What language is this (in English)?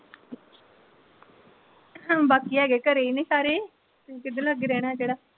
Punjabi